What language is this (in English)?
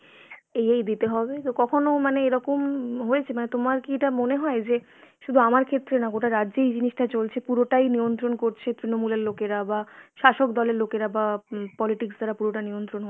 Bangla